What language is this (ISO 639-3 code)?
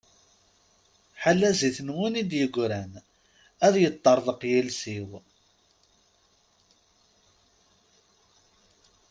kab